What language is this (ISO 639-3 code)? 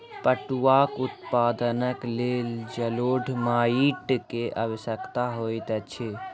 mai